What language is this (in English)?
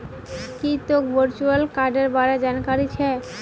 Magahi